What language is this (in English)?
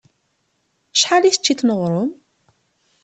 Kabyle